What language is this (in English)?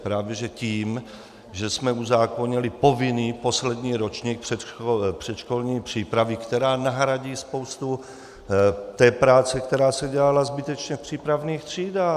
Czech